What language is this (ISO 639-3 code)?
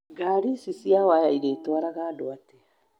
kik